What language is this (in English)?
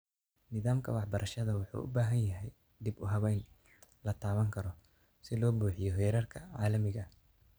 Somali